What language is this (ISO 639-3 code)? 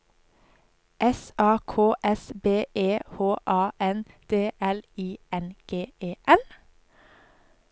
nor